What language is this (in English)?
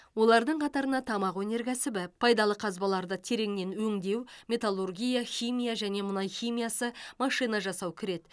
Kazakh